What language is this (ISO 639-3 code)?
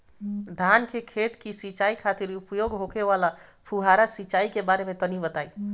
bho